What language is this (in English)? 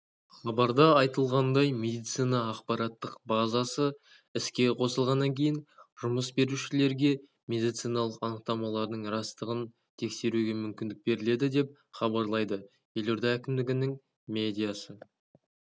Kazakh